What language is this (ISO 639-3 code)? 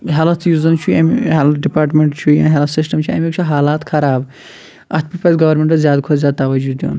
kas